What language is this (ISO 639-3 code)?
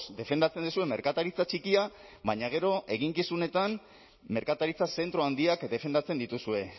eus